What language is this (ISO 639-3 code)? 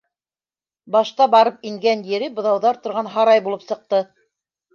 bak